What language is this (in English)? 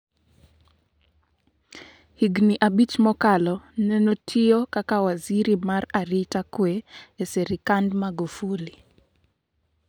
Luo (Kenya and Tanzania)